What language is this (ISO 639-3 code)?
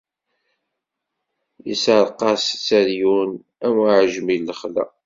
kab